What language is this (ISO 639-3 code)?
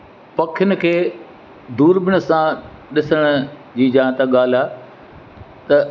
snd